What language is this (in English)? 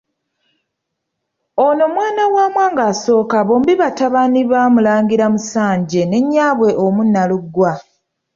Ganda